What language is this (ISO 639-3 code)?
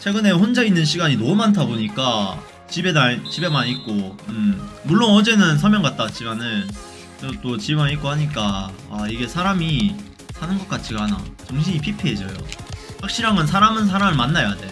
kor